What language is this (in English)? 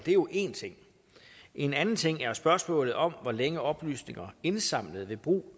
Danish